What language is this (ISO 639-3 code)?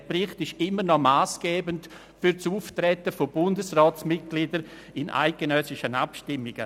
gsw